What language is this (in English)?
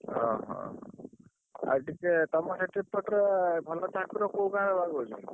Odia